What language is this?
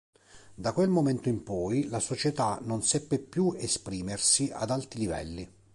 Italian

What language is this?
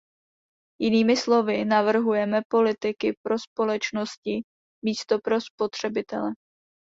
Czech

